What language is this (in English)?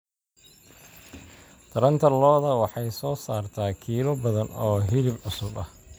Somali